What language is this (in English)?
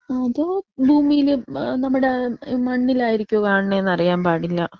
Malayalam